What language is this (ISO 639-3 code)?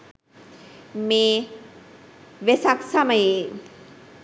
sin